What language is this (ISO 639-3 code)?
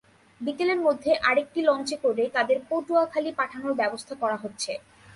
ben